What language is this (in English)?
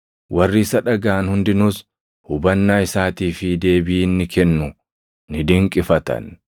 Oromo